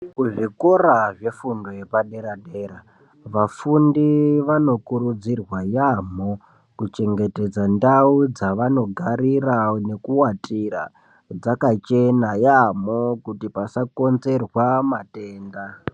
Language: Ndau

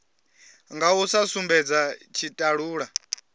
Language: Venda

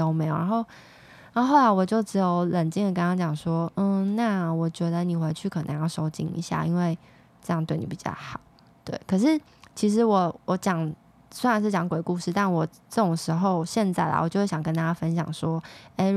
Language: Chinese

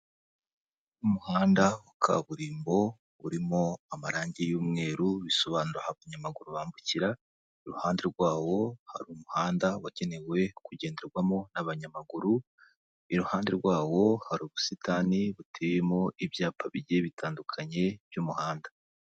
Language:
Kinyarwanda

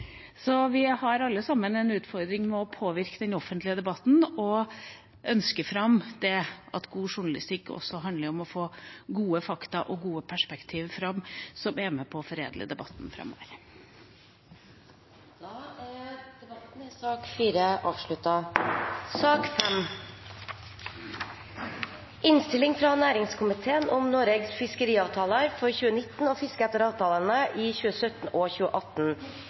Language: Norwegian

